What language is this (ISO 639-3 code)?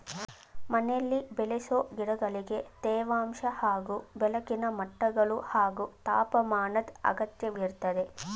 kan